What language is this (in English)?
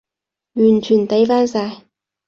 Cantonese